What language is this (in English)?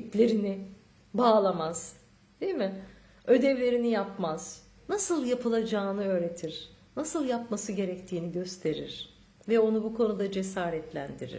Turkish